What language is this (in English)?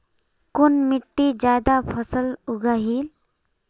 Magahi